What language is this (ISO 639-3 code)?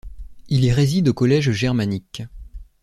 fra